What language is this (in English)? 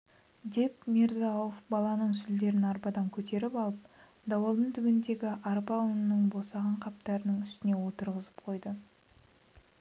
Kazakh